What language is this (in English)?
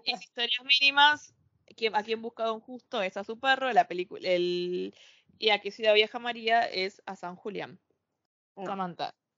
Spanish